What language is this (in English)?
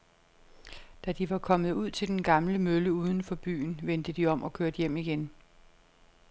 Danish